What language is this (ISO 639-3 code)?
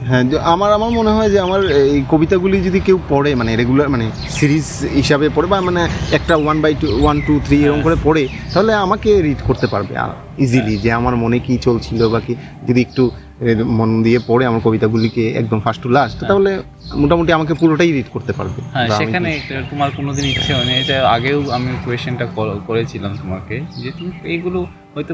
ben